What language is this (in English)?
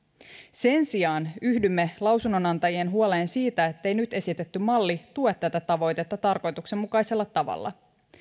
Finnish